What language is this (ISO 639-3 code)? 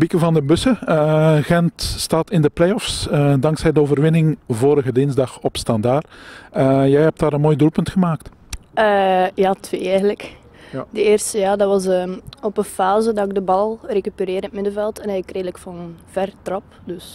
nld